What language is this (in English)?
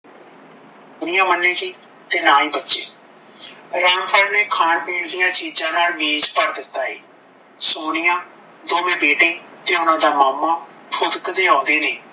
Punjabi